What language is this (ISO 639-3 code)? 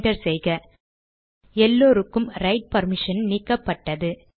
tam